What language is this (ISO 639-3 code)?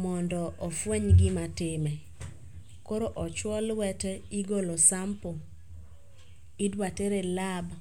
luo